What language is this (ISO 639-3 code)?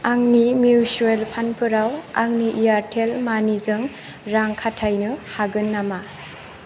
brx